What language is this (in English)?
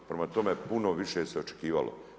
Croatian